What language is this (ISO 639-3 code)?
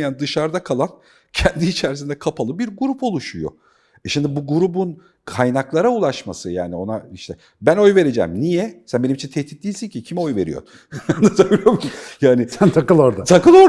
tur